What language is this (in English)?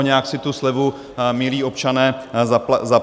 Czech